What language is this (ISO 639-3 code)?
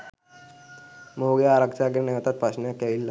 sin